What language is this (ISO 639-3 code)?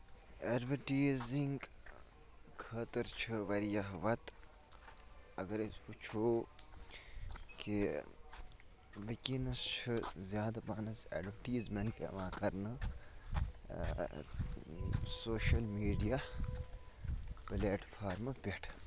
kas